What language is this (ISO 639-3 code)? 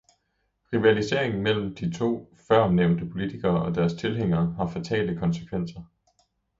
dan